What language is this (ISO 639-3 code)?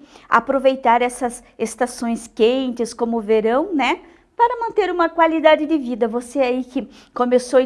por